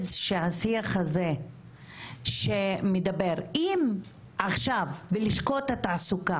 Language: Hebrew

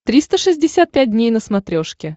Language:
Russian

